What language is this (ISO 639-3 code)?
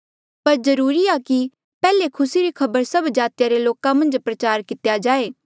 mjl